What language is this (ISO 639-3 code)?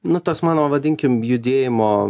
lit